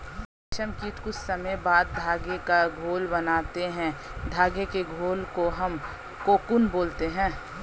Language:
Hindi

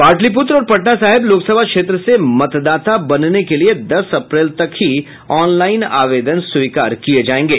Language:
Hindi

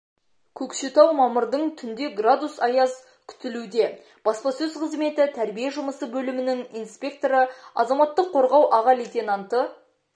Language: Kazakh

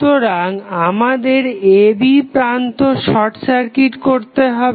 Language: Bangla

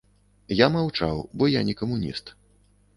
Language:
Belarusian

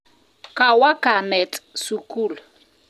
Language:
Kalenjin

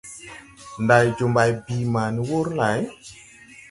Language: Tupuri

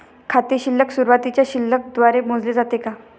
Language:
Marathi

